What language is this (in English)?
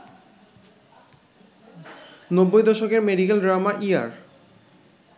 Bangla